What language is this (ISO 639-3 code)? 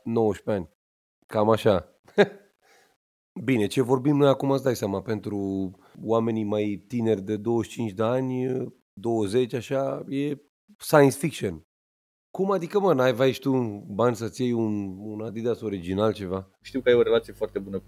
ron